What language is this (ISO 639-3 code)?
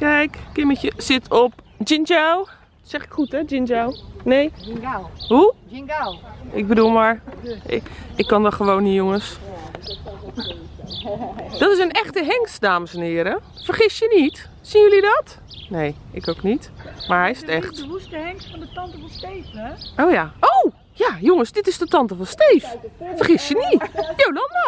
nld